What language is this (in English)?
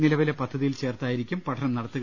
Malayalam